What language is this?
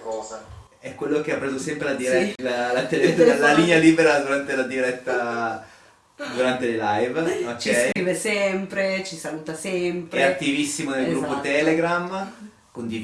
Italian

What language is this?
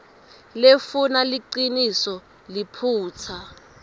Swati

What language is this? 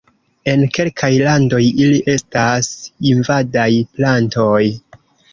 Esperanto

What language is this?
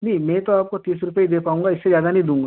Hindi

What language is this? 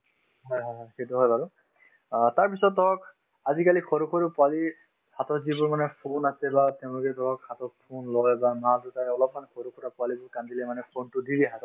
Assamese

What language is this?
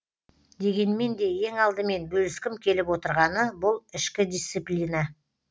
Kazakh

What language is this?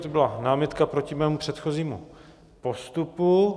Czech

